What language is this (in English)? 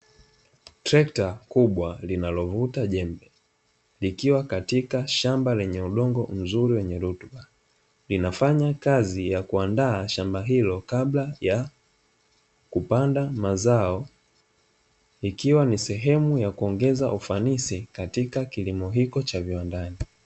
Swahili